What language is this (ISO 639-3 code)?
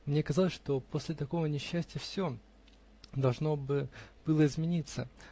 rus